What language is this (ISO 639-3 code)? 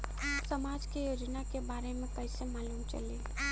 bho